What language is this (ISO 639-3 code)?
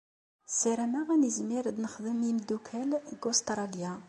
kab